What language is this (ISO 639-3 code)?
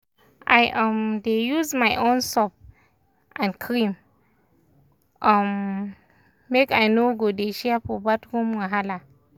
pcm